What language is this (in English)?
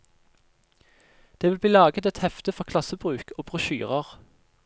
Norwegian